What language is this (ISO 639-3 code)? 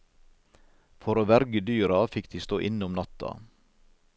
nor